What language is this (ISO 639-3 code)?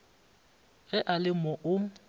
nso